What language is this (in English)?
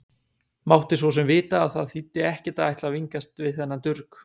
Icelandic